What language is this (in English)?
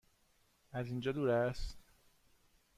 Persian